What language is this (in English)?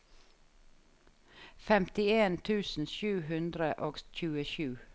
Norwegian